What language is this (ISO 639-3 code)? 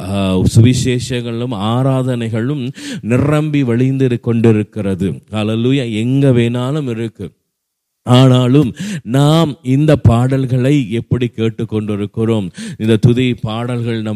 tam